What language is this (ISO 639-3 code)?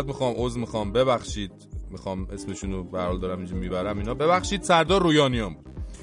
fas